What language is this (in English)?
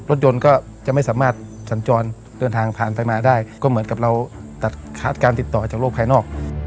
Thai